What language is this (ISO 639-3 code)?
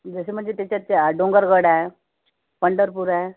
mar